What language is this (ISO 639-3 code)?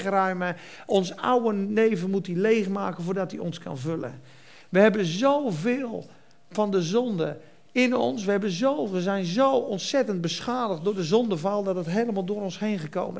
nld